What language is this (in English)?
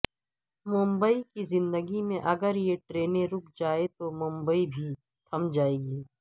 Urdu